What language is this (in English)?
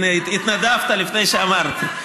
Hebrew